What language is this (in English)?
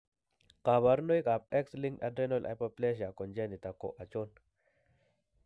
Kalenjin